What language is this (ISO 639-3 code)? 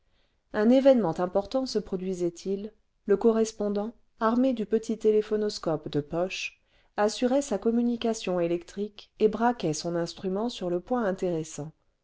fra